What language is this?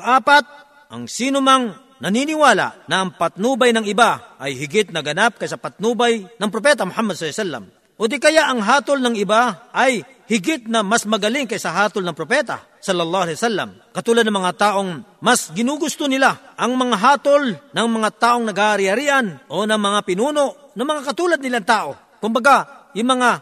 Filipino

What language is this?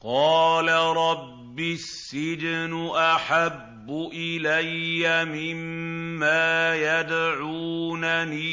Arabic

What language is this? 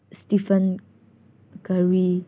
Manipuri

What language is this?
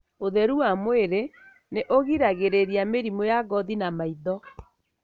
Kikuyu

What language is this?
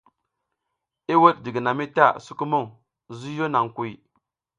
South Giziga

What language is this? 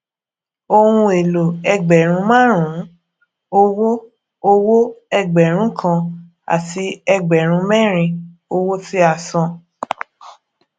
Yoruba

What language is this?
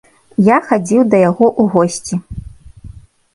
Belarusian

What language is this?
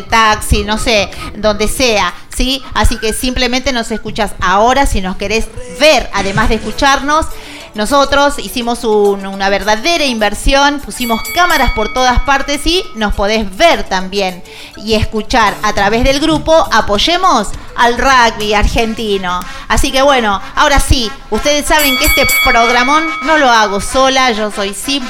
Spanish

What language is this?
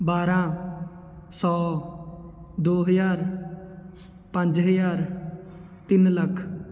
Punjabi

